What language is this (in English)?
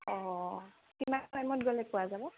Assamese